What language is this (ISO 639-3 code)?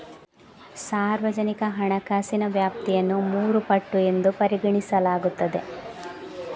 kan